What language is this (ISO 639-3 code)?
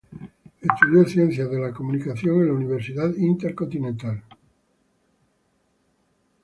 spa